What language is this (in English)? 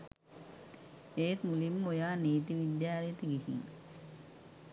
Sinhala